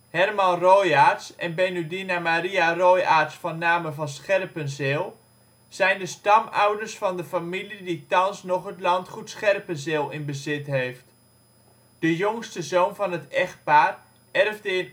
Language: Dutch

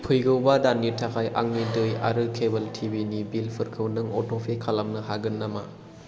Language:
Bodo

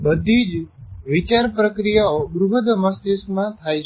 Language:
Gujarati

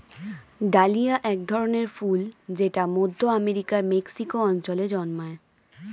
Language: Bangla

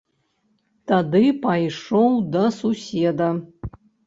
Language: Belarusian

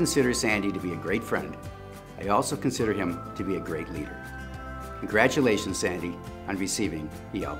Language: English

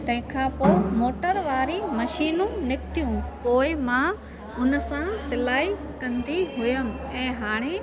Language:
Sindhi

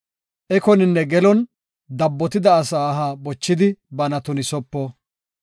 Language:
Gofa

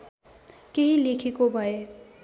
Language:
Nepali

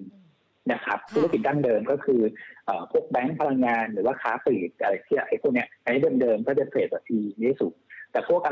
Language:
Thai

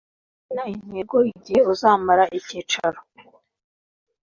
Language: Kinyarwanda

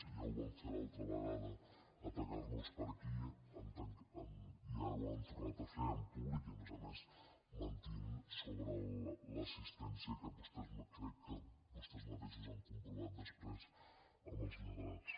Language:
Catalan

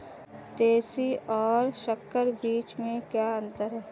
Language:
Hindi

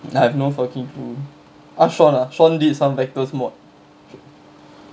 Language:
English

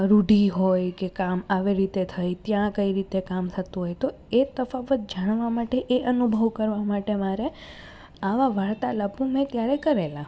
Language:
Gujarati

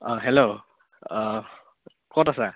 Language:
Assamese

